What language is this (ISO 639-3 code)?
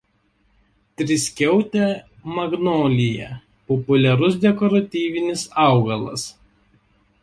lit